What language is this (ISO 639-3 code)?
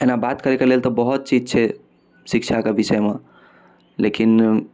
mai